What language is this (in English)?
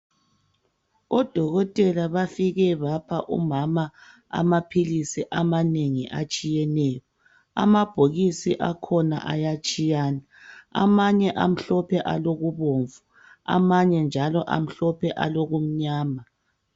North Ndebele